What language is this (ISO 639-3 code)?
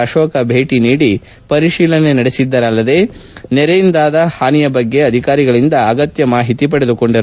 kan